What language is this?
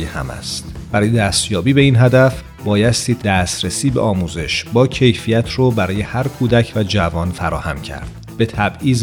Persian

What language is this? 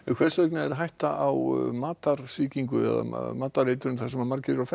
Icelandic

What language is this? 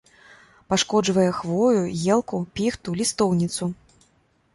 Belarusian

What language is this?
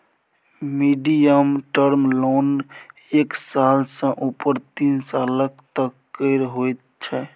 Maithili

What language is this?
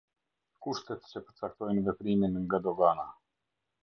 Albanian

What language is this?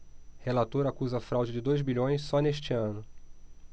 Portuguese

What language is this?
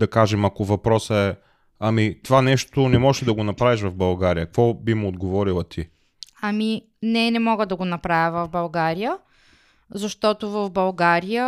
Bulgarian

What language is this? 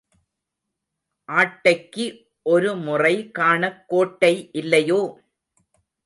Tamil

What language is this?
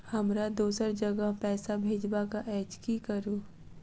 Maithili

